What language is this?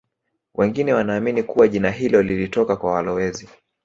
Swahili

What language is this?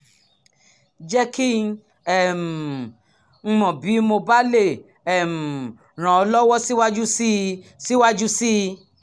Yoruba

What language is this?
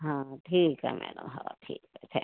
Marathi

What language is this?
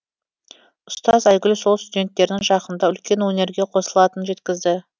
Kazakh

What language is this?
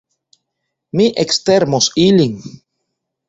Esperanto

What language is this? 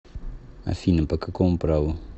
Russian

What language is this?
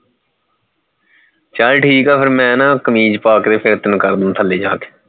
Punjabi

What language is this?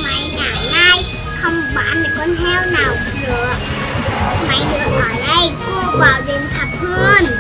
Vietnamese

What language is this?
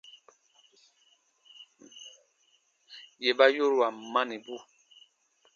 Baatonum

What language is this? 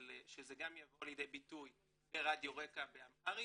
Hebrew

